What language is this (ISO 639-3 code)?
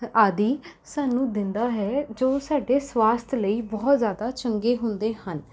pan